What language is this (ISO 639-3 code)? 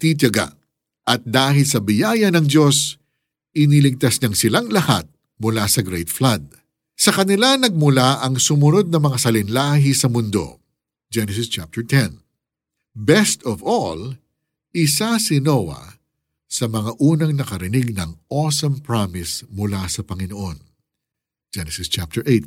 fil